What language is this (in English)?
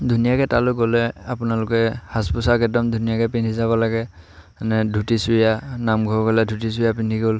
Assamese